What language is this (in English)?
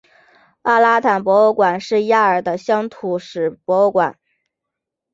Chinese